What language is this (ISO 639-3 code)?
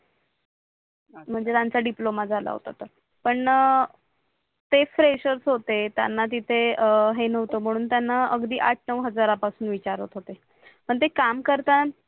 mar